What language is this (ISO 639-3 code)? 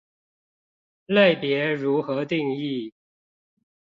zho